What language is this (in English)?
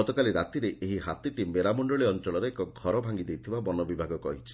Odia